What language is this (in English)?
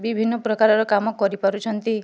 Odia